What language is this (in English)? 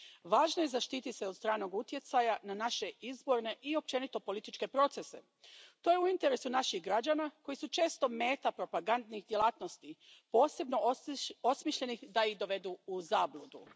Croatian